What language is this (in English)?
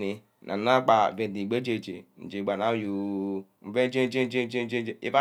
Ubaghara